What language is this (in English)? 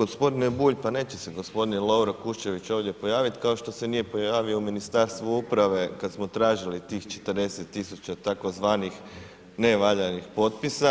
Croatian